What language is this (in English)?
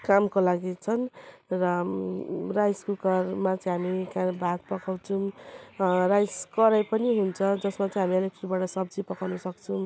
Nepali